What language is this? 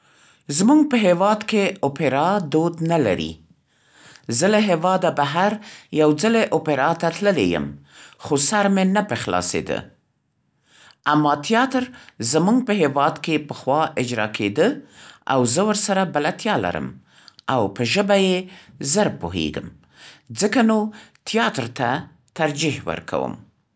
Central Pashto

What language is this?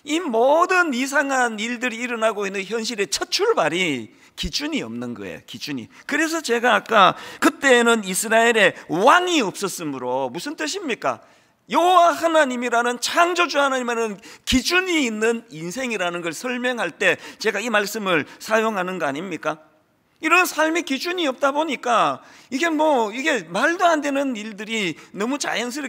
Korean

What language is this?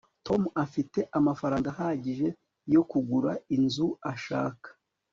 Kinyarwanda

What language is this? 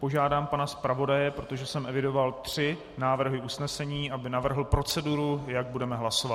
Czech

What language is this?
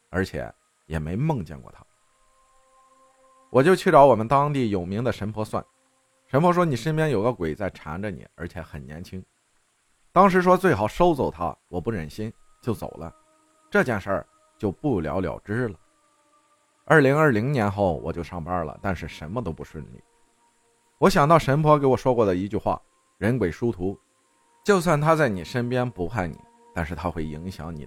Chinese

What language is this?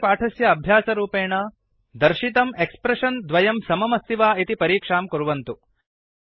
Sanskrit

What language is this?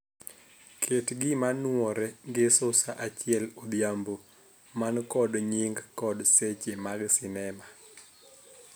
Luo (Kenya and Tanzania)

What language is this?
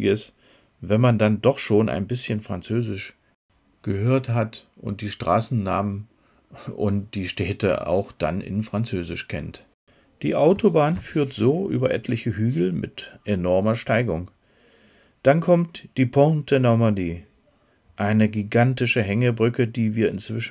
German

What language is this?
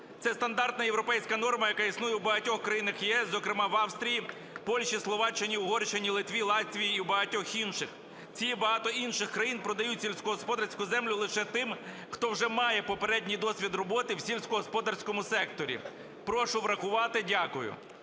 Ukrainian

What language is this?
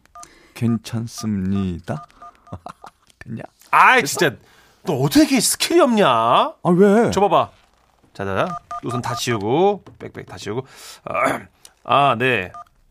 Korean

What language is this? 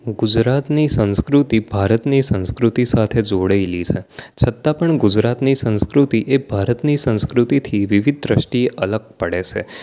Gujarati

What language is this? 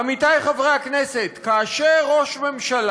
Hebrew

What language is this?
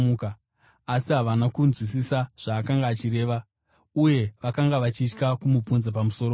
Shona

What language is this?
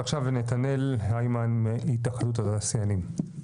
Hebrew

